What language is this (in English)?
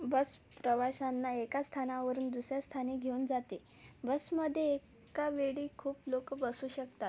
Marathi